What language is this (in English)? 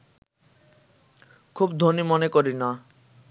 Bangla